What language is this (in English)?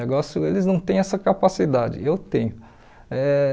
Portuguese